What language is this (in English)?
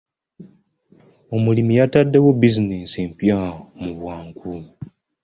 Ganda